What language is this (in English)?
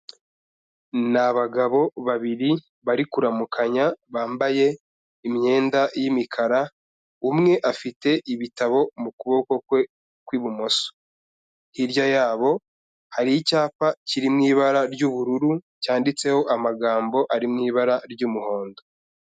Kinyarwanda